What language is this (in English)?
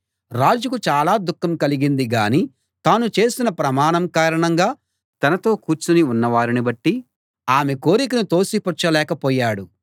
Telugu